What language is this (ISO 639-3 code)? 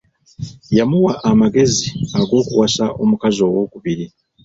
lug